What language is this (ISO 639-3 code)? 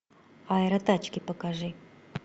rus